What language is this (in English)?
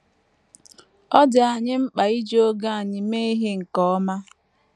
Igbo